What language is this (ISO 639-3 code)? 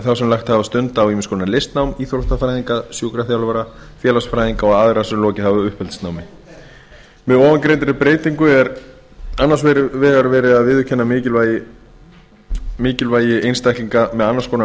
isl